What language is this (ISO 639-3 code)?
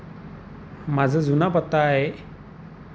mar